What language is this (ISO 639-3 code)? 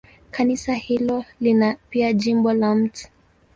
swa